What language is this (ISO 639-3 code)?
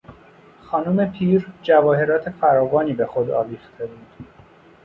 fas